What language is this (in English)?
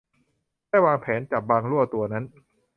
Thai